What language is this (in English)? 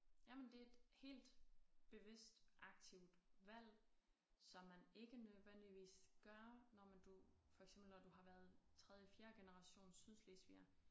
Danish